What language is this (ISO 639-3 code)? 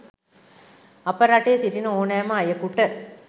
sin